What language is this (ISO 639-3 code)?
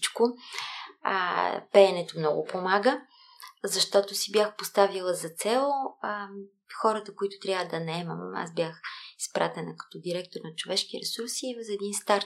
bul